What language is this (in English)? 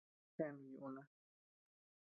Tepeuxila Cuicatec